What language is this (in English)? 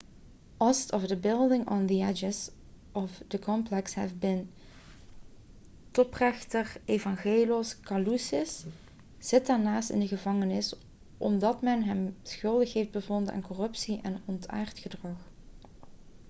Dutch